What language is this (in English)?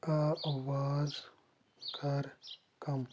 Kashmiri